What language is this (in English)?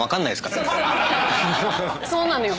Japanese